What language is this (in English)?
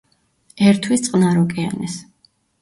Georgian